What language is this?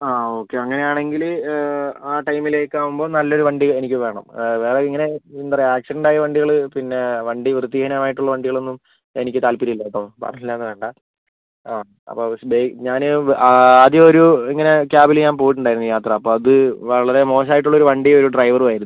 Malayalam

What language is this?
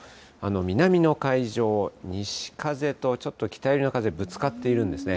Japanese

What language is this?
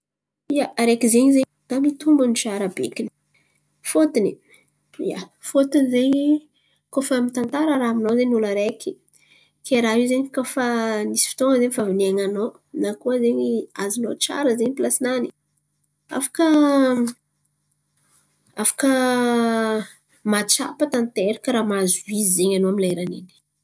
Antankarana Malagasy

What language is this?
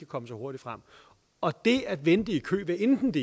Danish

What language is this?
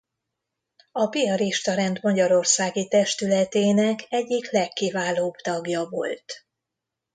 Hungarian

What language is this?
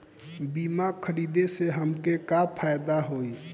Bhojpuri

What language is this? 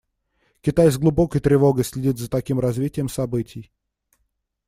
Russian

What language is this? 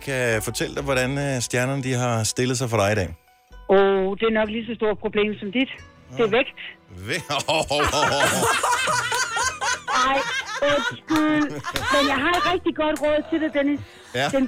Danish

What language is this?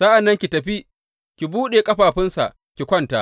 Hausa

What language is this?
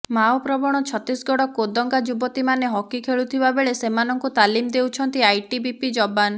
Odia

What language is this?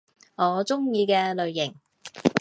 Cantonese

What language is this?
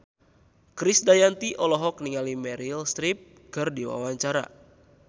Sundanese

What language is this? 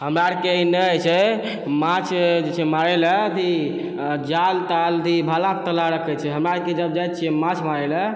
Maithili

